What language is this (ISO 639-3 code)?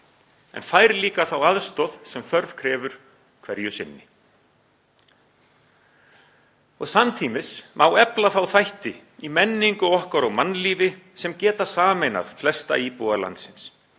isl